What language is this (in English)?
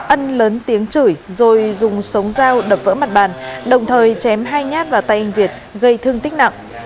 Vietnamese